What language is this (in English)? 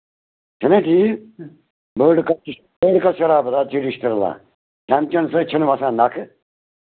Kashmiri